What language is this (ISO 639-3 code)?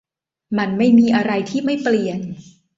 tha